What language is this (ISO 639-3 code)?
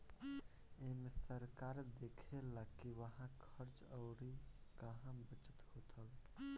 bho